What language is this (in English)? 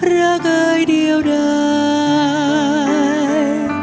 Thai